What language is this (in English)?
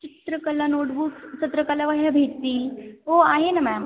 Marathi